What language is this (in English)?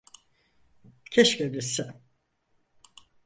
Turkish